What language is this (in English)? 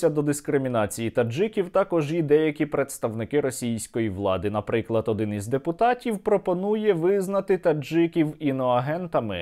Ukrainian